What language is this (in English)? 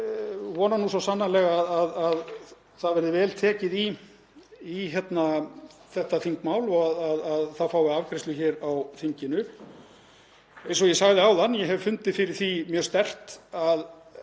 Icelandic